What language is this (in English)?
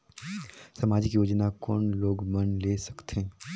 Chhattisgarhi